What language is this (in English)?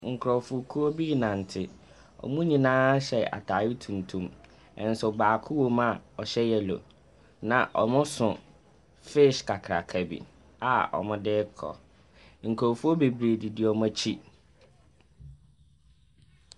Akan